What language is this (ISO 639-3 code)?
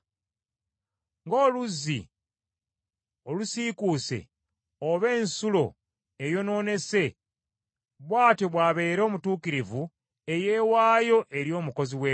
lug